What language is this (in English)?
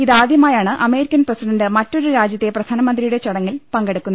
Malayalam